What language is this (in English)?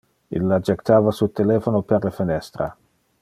Interlingua